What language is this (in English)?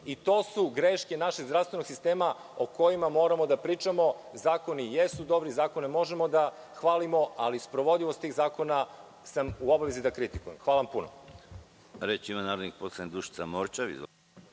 Serbian